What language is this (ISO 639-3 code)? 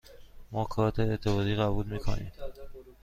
fas